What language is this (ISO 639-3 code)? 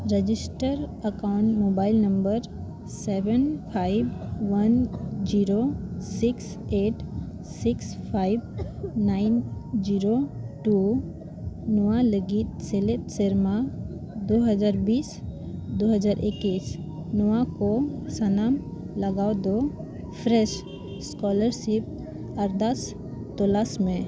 sat